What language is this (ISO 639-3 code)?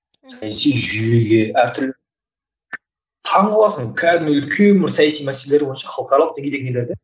kaz